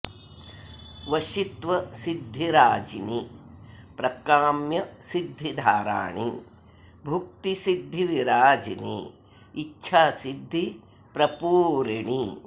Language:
Sanskrit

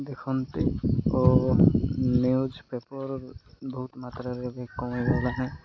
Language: Odia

